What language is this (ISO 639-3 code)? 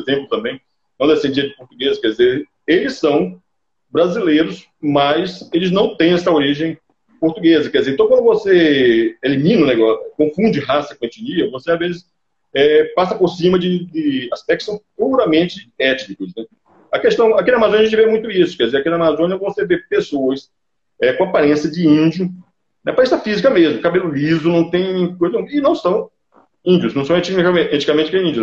por